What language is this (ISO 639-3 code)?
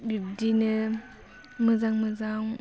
brx